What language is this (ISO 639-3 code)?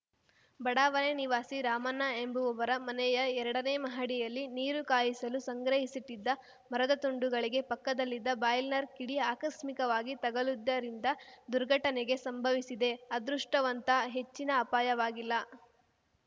kan